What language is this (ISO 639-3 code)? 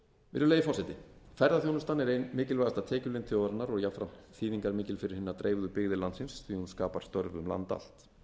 isl